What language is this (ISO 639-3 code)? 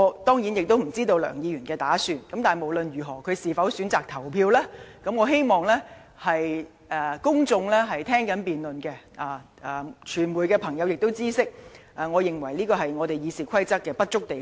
yue